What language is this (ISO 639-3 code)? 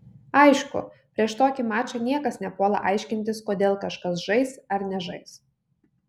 lit